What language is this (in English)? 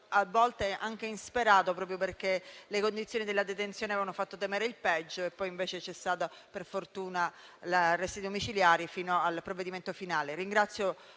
Italian